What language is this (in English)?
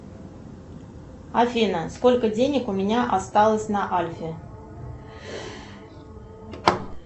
Russian